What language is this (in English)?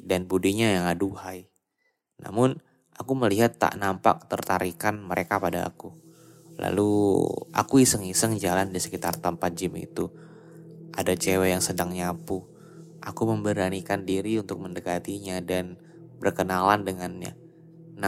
Indonesian